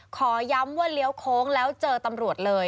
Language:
Thai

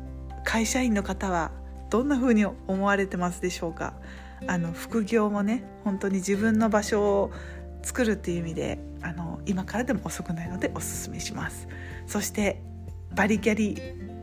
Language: Japanese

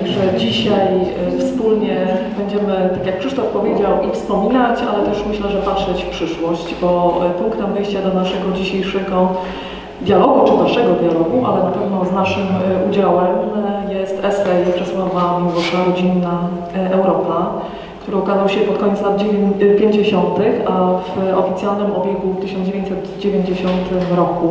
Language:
Polish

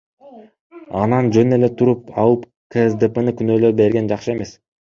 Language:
Kyrgyz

